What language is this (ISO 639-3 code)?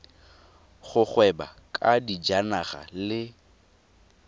tsn